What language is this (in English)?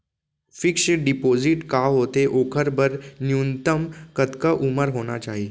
Chhattisgarhi